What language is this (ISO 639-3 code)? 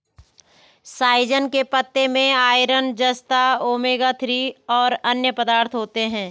hin